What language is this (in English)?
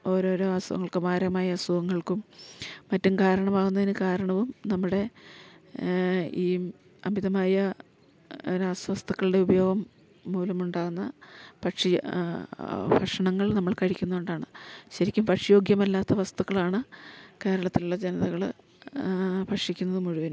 Malayalam